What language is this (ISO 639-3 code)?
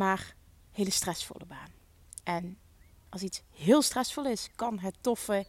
nld